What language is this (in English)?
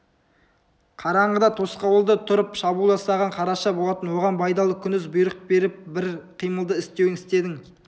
Kazakh